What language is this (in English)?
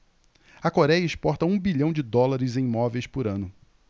Portuguese